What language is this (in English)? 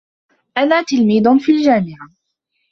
Arabic